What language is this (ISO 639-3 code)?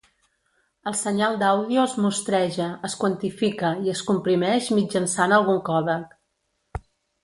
cat